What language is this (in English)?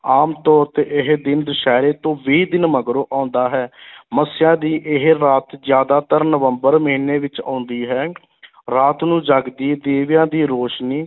Punjabi